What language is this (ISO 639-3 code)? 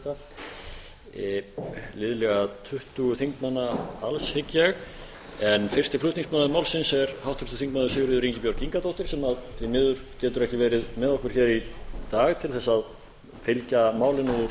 isl